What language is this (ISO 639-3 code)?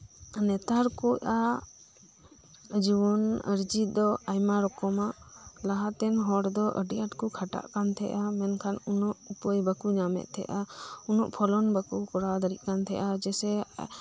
sat